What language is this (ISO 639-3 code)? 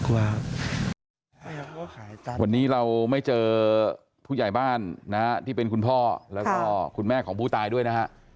tha